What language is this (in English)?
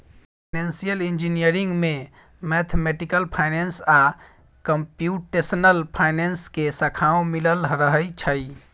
Maithili